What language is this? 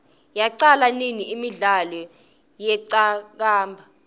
Swati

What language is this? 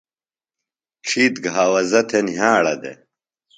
Phalura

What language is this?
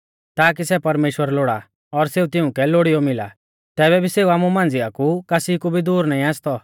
Mahasu Pahari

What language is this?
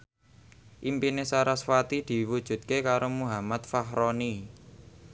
Javanese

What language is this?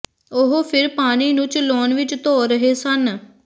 Punjabi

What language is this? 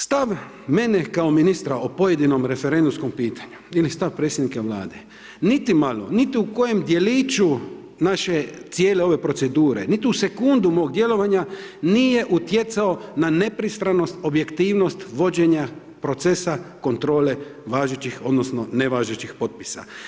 Croatian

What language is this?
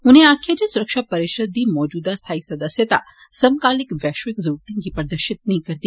Dogri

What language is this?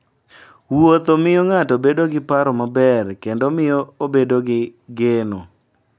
Luo (Kenya and Tanzania)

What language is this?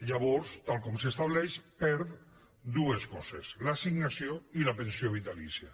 Catalan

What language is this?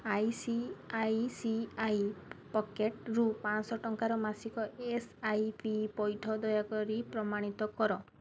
Odia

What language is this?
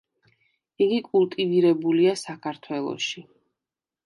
Georgian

